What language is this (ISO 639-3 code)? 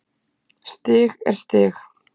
isl